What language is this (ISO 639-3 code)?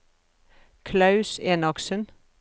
nor